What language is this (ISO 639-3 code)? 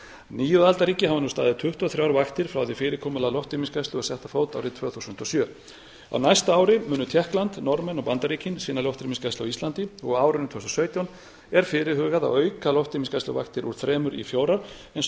isl